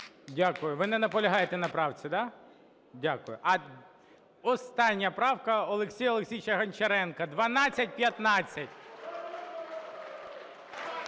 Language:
Ukrainian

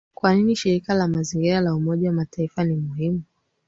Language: Swahili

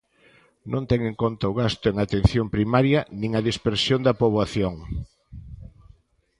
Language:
Galician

